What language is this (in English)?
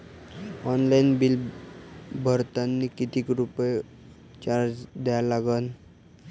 Marathi